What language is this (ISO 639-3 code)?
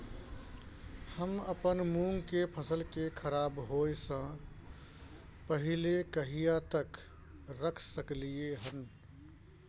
mai